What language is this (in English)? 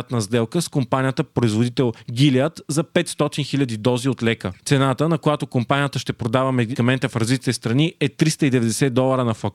Bulgarian